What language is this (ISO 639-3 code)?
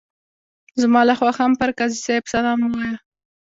pus